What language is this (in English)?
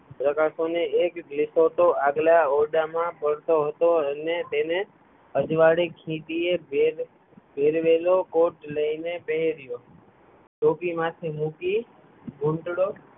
Gujarati